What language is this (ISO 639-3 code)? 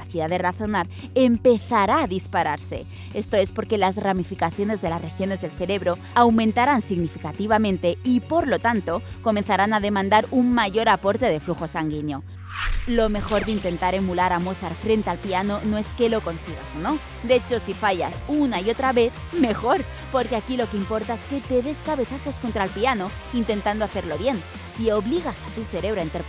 spa